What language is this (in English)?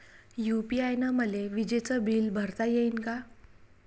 Marathi